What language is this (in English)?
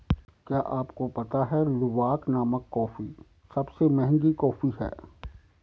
Hindi